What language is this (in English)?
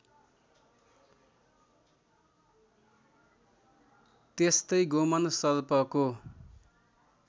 Nepali